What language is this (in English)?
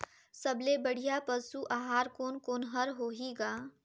Chhattisgarhi